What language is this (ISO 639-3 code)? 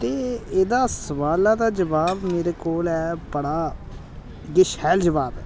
doi